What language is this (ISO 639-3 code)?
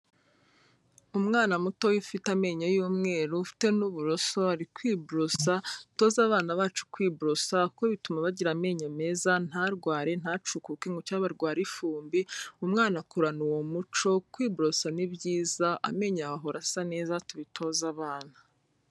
kin